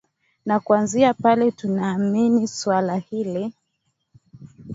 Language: Swahili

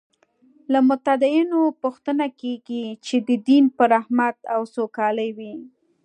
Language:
Pashto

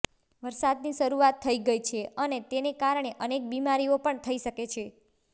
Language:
Gujarati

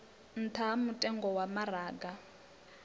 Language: Venda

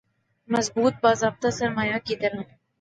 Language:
Urdu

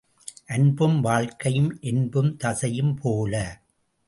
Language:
Tamil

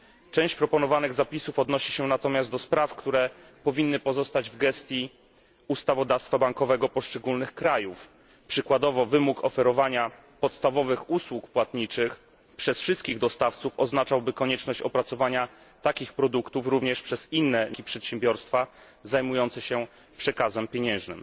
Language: Polish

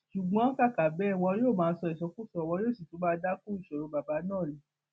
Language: Yoruba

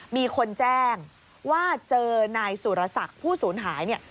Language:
Thai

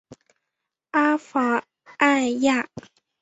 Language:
Chinese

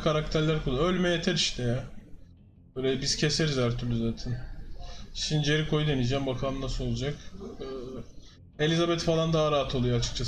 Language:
Turkish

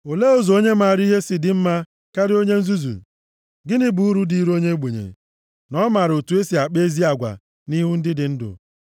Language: Igbo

